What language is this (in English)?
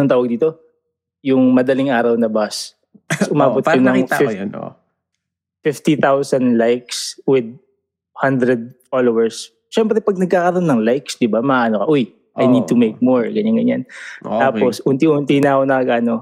Filipino